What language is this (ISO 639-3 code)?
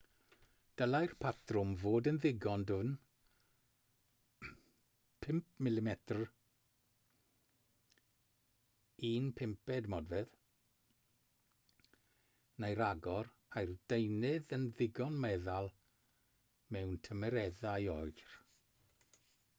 cym